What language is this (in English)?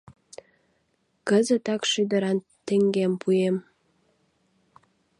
Mari